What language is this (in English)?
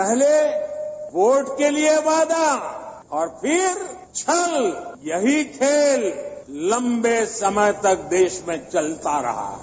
Hindi